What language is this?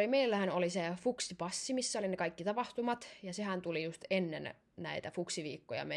Finnish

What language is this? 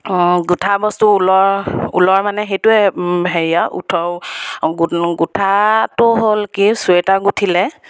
Assamese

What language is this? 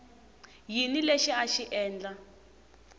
Tsonga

